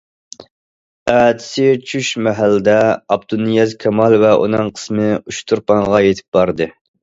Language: Uyghur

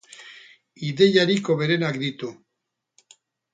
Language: Basque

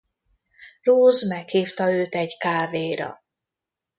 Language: Hungarian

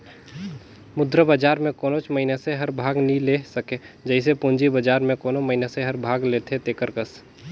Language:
Chhattisgarhi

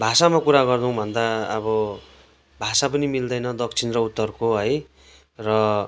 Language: Nepali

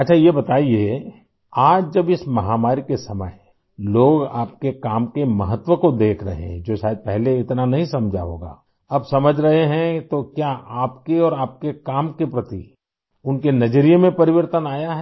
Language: Hindi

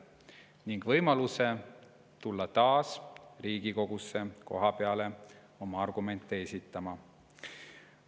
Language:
Estonian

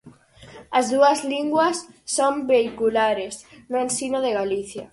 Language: Galician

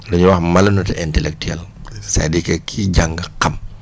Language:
Wolof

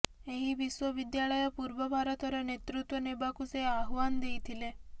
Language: Odia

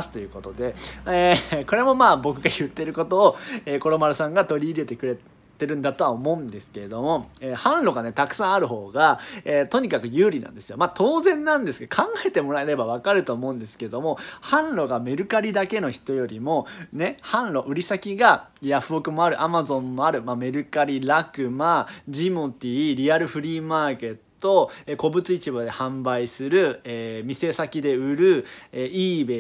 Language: Japanese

